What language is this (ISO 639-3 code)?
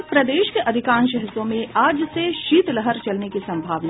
hin